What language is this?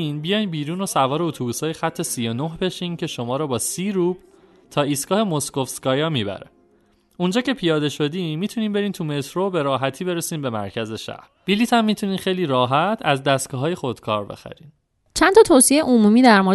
Persian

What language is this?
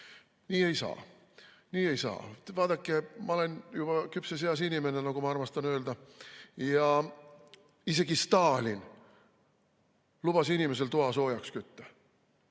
Estonian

